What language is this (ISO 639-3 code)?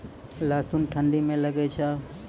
mai